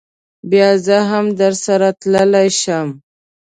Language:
Pashto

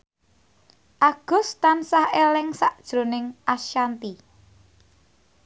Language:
Javanese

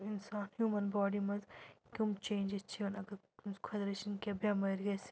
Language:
Kashmiri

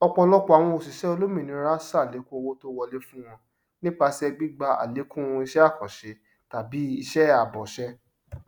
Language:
Yoruba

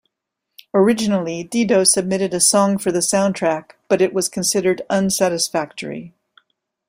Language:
English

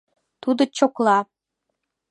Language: Mari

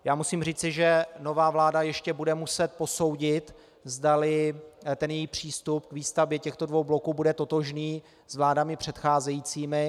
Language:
Czech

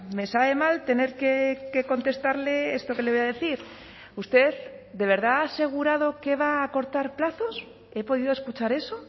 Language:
Spanish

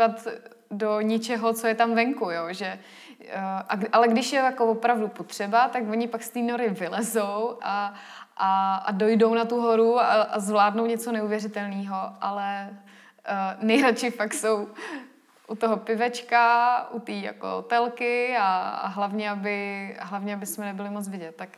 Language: Czech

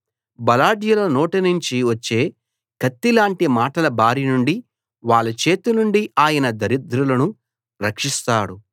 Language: Telugu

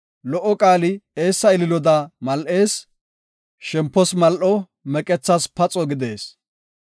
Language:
Gofa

